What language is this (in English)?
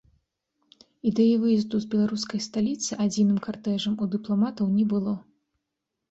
Belarusian